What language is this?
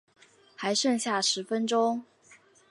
Chinese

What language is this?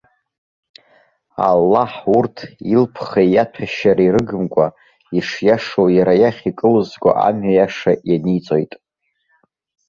Abkhazian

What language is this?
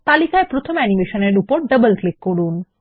Bangla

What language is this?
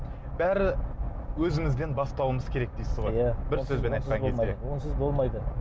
Kazakh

